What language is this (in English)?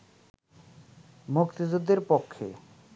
Bangla